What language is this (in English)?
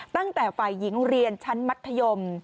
Thai